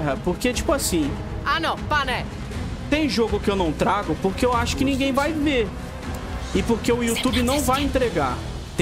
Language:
Portuguese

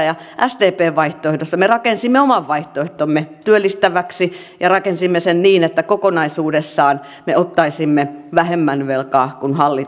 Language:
Finnish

